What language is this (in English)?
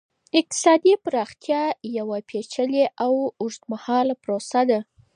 Pashto